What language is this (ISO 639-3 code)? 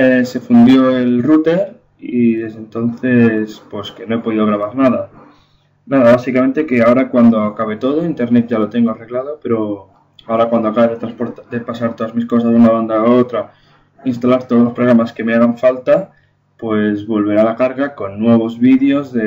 spa